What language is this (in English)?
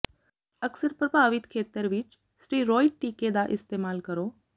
Punjabi